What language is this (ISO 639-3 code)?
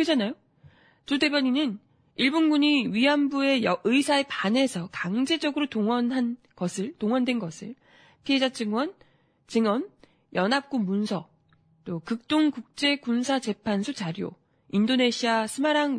kor